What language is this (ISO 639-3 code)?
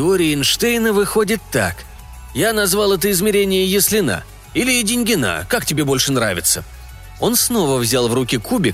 rus